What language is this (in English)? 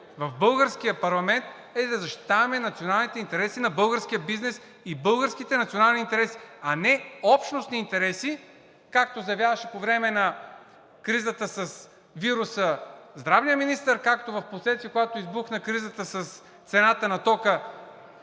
Bulgarian